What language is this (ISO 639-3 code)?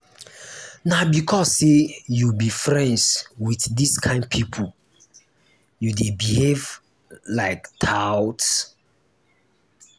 pcm